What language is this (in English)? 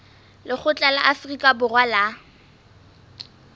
Southern Sotho